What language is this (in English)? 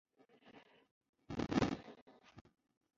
Chinese